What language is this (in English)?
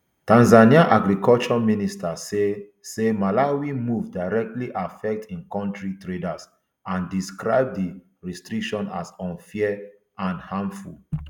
Nigerian Pidgin